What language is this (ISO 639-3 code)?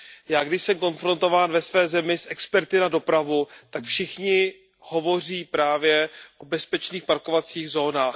ces